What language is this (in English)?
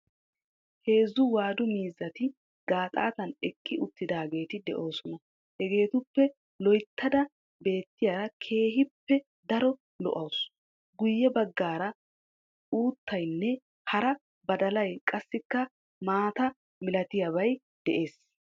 Wolaytta